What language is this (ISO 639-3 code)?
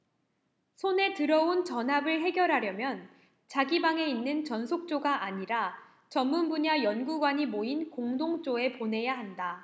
kor